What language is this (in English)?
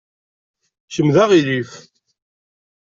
Kabyle